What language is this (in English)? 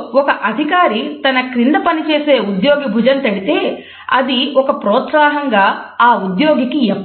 Telugu